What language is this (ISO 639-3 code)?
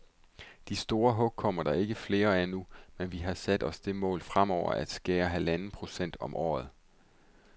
dan